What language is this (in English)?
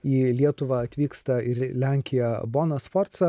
Lithuanian